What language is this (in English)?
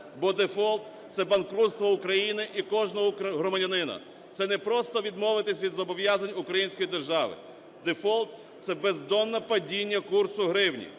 Ukrainian